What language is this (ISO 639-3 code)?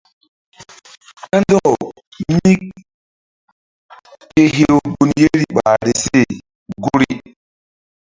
mdd